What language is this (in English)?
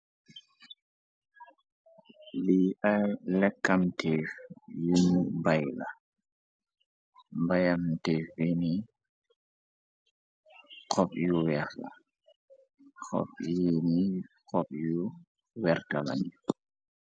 Wolof